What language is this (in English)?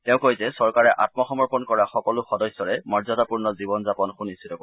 Assamese